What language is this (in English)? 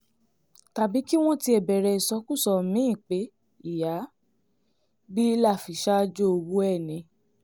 Yoruba